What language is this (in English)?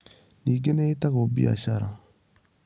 Kikuyu